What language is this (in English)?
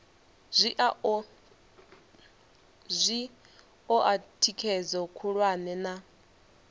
Venda